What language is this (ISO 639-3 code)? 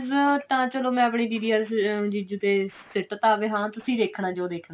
pan